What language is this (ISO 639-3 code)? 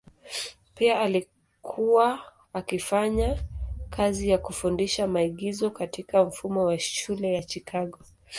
swa